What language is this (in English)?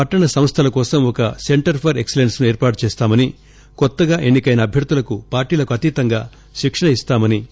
Telugu